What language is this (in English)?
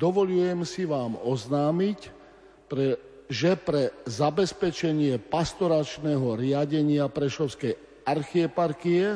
Slovak